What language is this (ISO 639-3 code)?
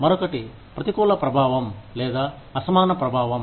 tel